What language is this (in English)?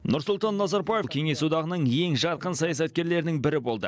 Kazakh